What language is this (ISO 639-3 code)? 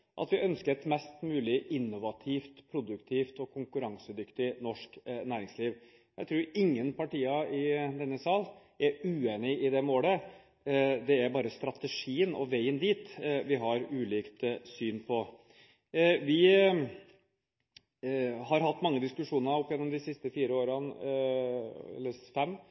nob